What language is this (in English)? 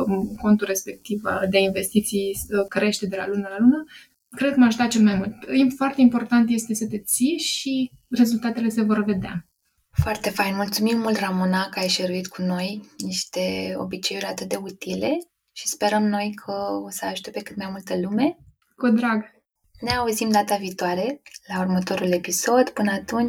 Romanian